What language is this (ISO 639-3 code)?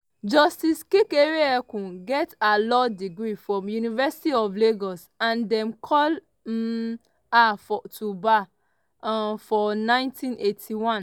pcm